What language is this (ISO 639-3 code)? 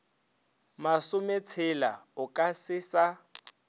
nso